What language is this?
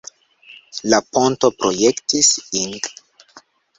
Esperanto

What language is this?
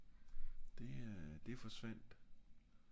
Danish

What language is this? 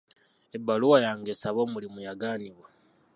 Ganda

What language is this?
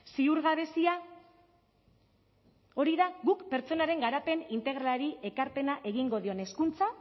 Basque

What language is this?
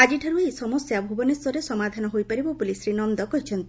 Odia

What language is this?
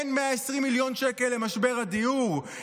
Hebrew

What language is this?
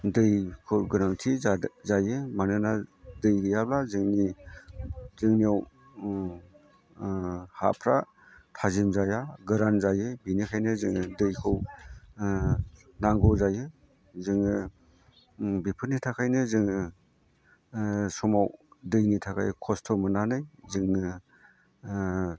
Bodo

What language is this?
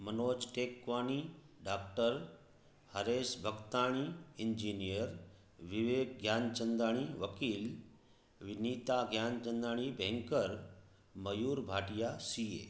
Sindhi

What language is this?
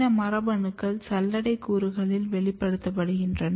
Tamil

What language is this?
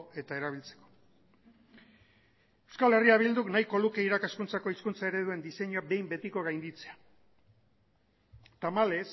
Basque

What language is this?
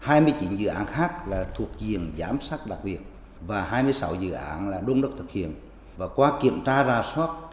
Vietnamese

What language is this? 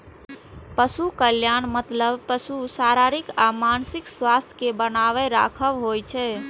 Maithili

